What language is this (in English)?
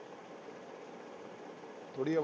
Punjabi